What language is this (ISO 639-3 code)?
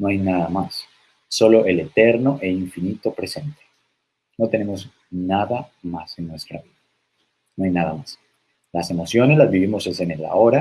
spa